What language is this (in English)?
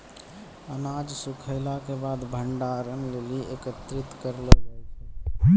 Maithili